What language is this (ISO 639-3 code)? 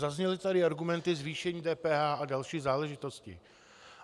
ces